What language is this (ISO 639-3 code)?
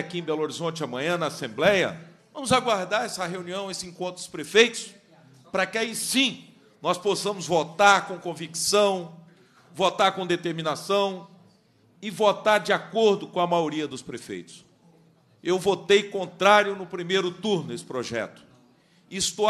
por